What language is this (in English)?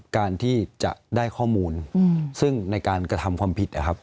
Thai